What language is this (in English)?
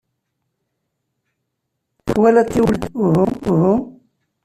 Kabyle